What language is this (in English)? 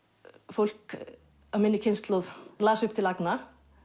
Icelandic